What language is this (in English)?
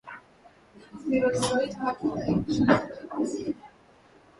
Swahili